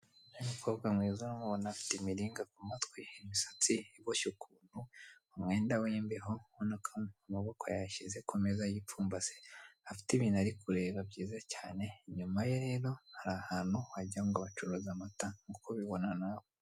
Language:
Kinyarwanda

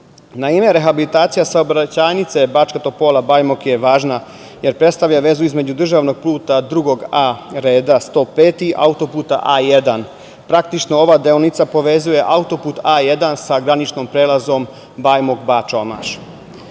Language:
Serbian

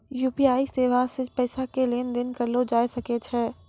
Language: Maithili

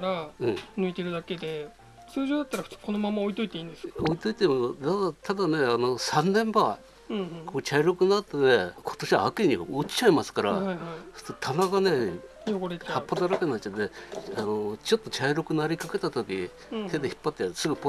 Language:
Japanese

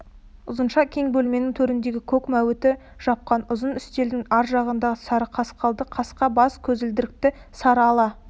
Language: Kazakh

